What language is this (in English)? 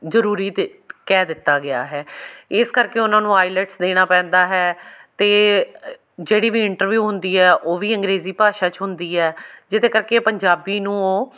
Punjabi